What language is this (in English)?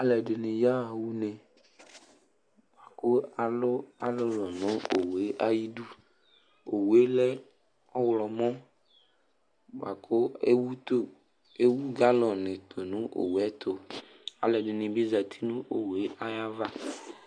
Ikposo